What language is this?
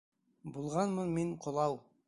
Bashkir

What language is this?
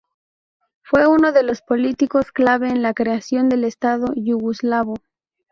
Spanish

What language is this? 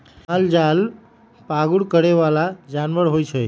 Magahi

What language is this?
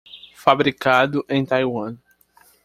Portuguese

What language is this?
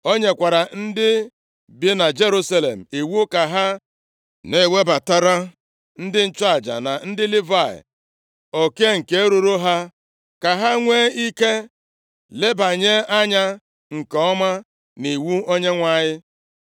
Igbo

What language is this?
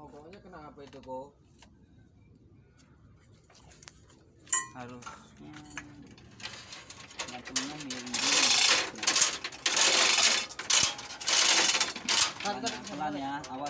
Indonesian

